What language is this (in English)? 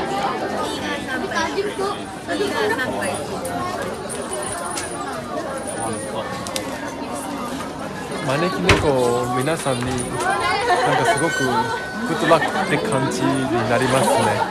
Japanese